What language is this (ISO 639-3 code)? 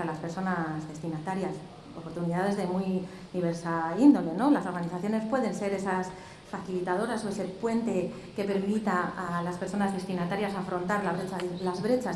spa